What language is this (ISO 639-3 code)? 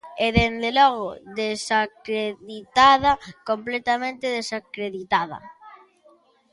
glg